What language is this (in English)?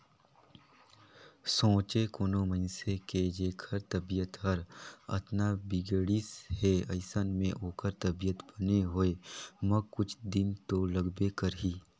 Chhattisgarhi